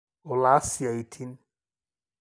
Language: Masai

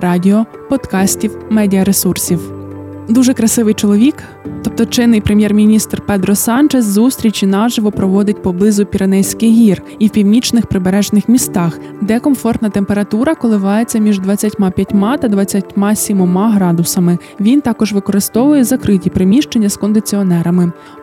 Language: Ukrainian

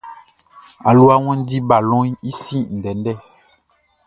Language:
Baoulé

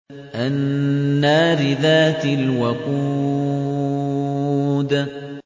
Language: Arabic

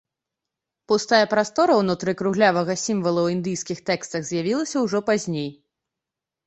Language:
Belarusian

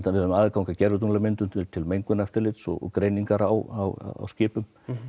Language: Icelandic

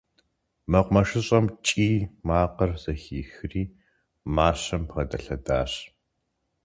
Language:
Kabardian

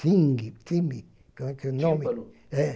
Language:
Portuguese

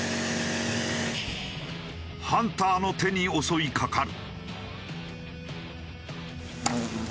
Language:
Japanese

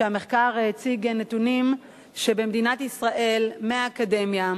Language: Hebrew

